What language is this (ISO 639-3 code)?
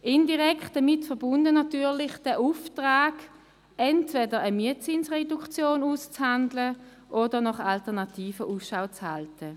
gsw